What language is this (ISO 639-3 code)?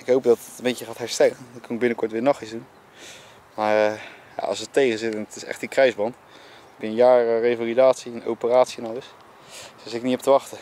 nld